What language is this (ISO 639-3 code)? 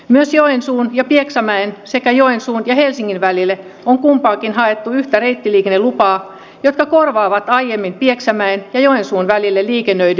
fin